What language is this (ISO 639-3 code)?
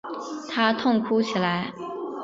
zho